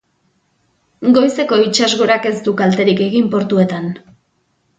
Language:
Basque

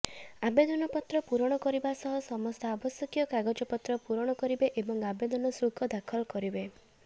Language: Odia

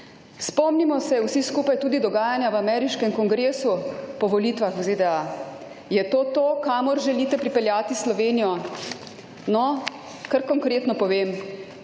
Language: Slovenian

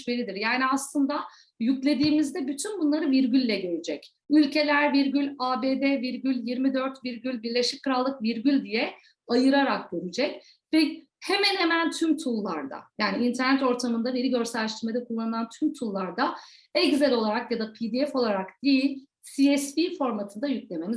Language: Turkish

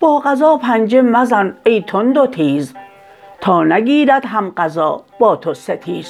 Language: Persian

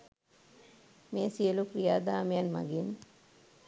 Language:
Sinhala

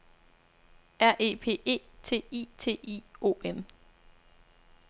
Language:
Danish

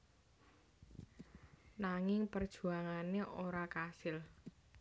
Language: Javanese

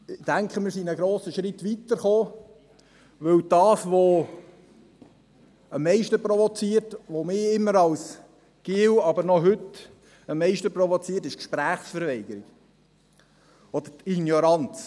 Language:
Swiss German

